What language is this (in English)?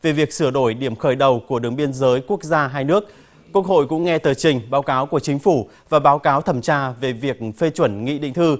Vietnamese